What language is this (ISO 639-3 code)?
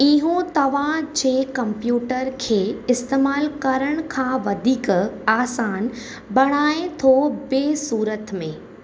snd